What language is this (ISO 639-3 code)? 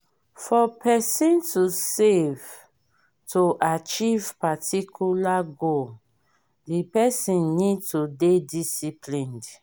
pcm